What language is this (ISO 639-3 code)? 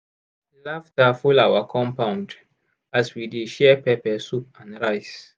pcm